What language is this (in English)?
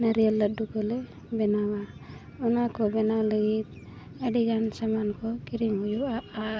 Santali